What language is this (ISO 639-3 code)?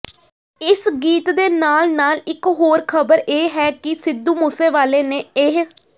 pan